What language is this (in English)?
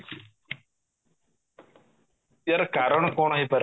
Odia